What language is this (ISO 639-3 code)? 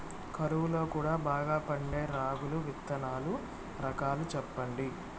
tel